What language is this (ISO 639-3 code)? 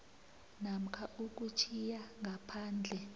nbl